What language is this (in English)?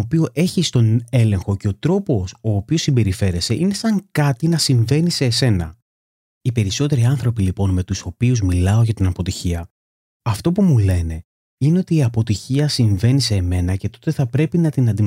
Greek